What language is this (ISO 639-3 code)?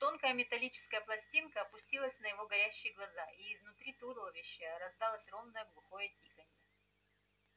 rus